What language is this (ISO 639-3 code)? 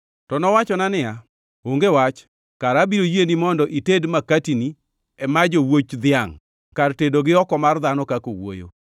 luo